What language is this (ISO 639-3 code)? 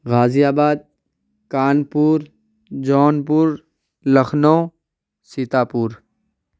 urd